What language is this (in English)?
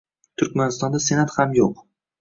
Uzbek